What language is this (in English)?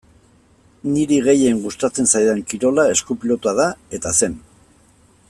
Basque